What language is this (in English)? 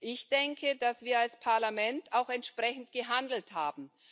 German